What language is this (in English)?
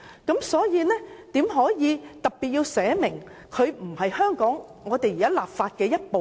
Cantonese